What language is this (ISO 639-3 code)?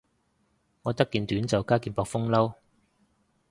yue